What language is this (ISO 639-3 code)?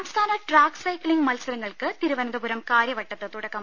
mal